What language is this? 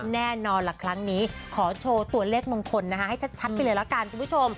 Thai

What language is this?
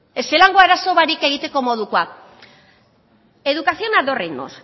Basque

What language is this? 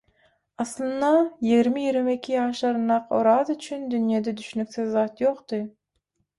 Turkmen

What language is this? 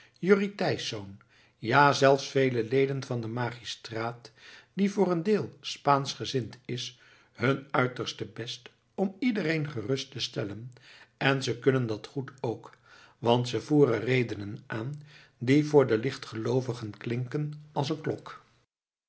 Dutch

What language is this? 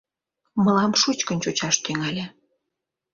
Mari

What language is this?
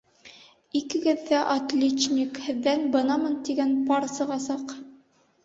Bashkir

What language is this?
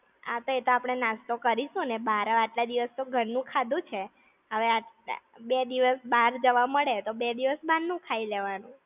Gujarati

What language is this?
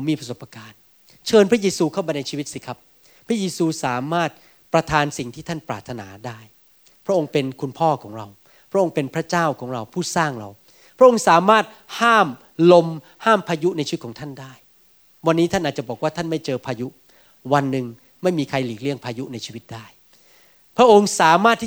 Thai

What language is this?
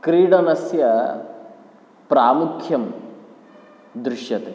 Sanskrit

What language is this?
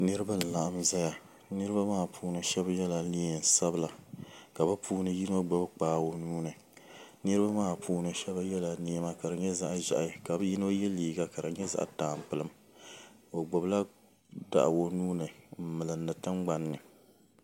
Dagbani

